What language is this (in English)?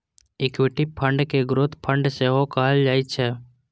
Maithili